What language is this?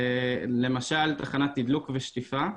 Hebrew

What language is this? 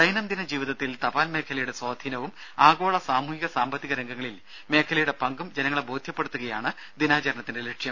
Malayalam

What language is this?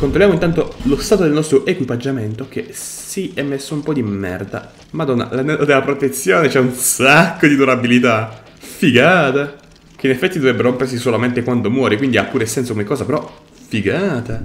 Italian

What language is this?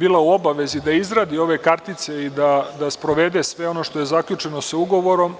Serbian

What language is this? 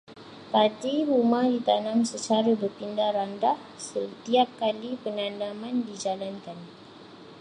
Malay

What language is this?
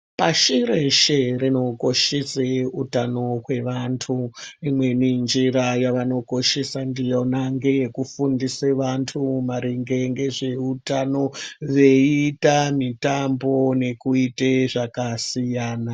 Ndau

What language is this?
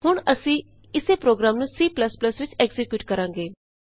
Punjabi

